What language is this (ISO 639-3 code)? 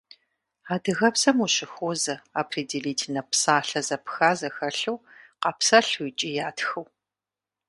kbd